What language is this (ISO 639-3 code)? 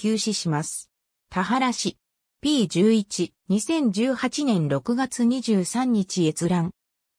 jpn